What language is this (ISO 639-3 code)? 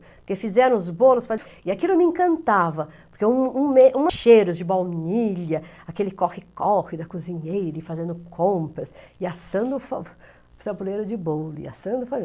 por